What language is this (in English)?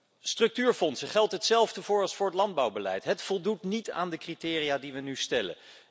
Dutch